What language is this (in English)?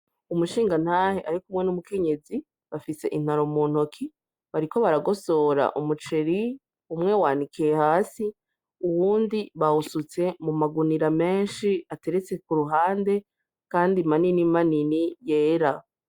Rundi